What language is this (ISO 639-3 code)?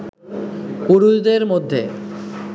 ben